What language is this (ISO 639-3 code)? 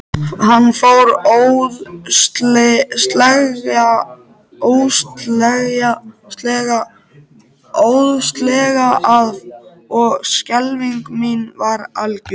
isl